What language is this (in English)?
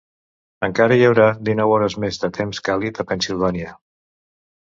Catalan